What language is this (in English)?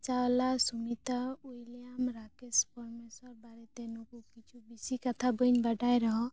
Santali